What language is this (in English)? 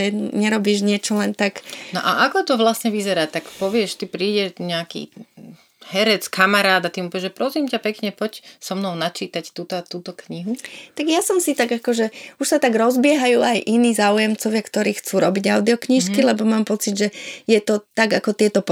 Slovak